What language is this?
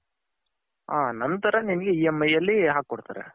Kannada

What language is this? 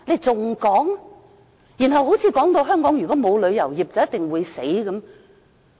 Cantonese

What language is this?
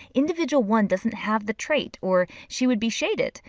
English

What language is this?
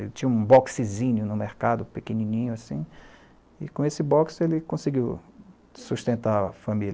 Portuguese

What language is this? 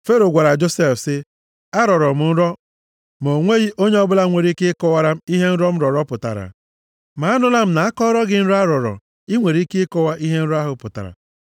Igbo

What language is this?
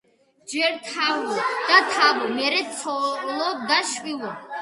Georgian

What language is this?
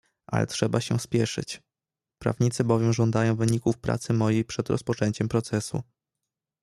Polish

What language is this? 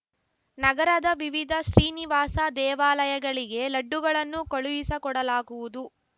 Kannada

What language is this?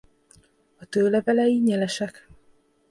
Hungarian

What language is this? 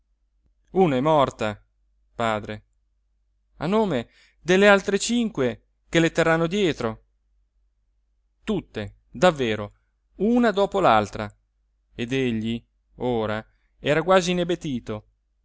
Italian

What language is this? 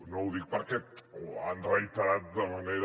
Catalan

